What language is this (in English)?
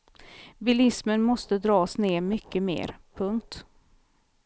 Swedish